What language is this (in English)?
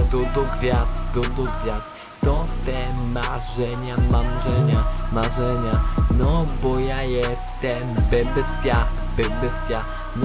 Polish